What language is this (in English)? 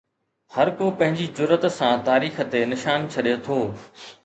Sindhi